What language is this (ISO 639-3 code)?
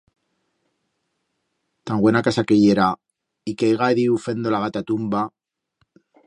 arg